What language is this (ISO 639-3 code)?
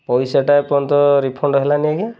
ori